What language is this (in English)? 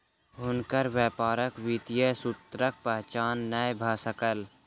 Maithili